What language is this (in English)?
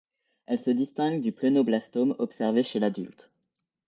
French